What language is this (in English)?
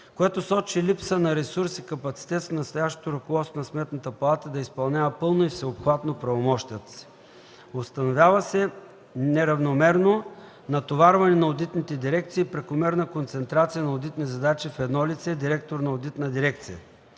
Bulgarian